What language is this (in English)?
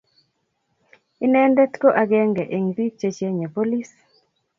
Kalenjin